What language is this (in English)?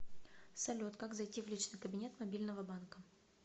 Russian